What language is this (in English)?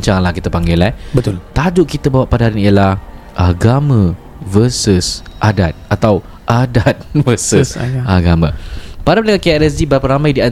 Malay